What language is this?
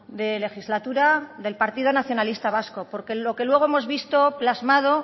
Spanish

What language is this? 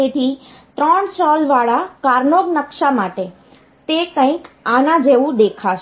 Gujarati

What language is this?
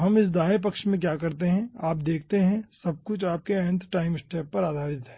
Hindi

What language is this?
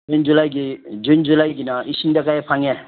Manipuri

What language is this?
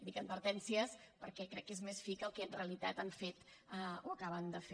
Catalan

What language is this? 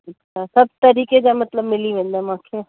Sindhi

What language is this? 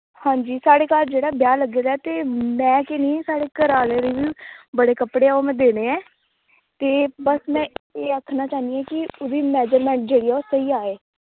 Dogri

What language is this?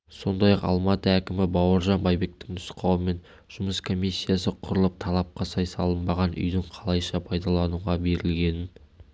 Kazakh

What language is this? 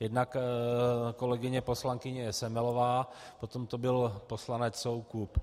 Czech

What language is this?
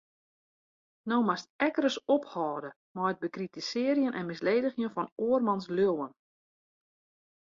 Western Frisian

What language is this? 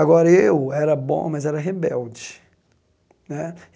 Portuguese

